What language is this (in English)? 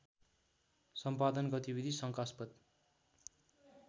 Nepali